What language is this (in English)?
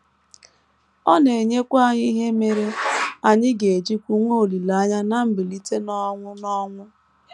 Igbo